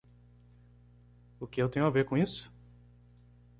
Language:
Portuguese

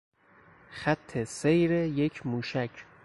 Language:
Persian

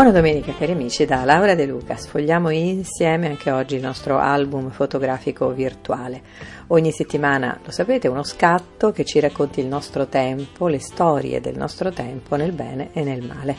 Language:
Italian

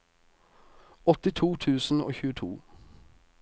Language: Norwegian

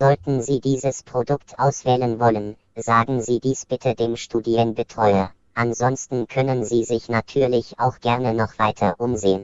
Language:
German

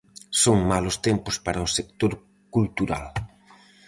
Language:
Galician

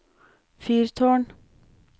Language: Norwegian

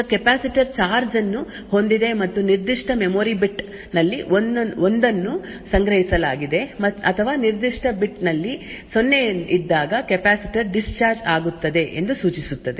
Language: Kannada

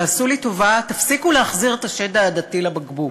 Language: Hebrew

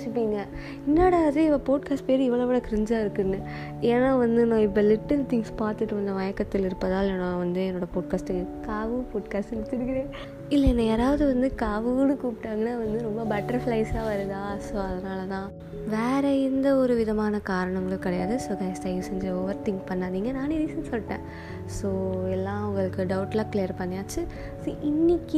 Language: Tamil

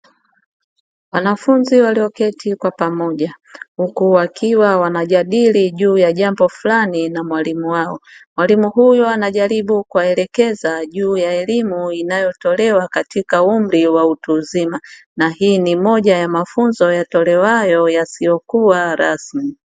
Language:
Swahili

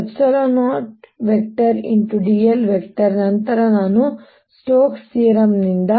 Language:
Kannada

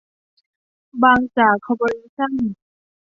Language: Thai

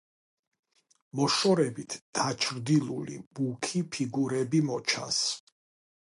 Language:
Georgian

